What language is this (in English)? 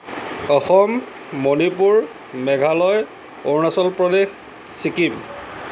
Assamese